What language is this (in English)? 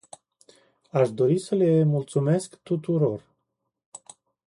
Romanian